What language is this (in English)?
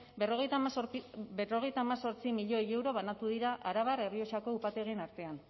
Basque